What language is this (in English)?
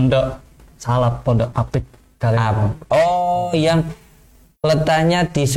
Indonesian